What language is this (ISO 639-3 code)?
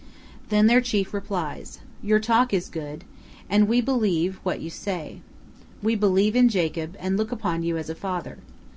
eng